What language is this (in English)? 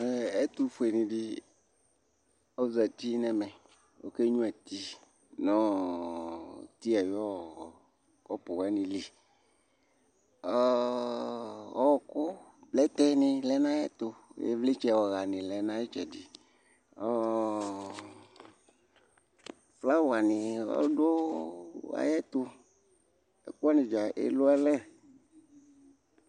Ikposo